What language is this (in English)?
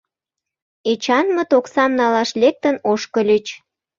Mari